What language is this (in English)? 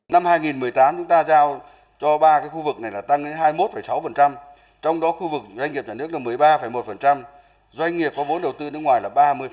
Vietnamese